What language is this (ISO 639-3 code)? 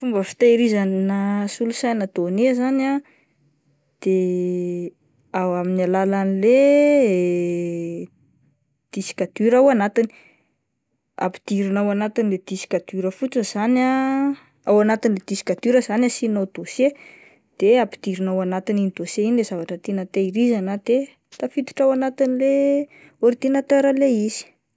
mlg